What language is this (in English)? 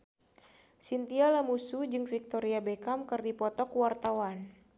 Sundanese